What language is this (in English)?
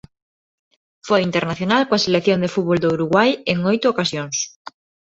Galician